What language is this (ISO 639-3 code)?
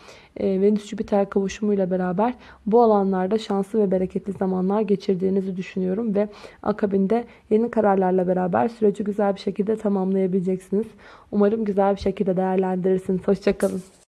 tur